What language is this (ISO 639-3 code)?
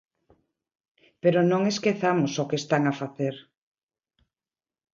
glg